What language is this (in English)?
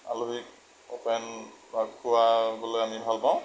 Assamese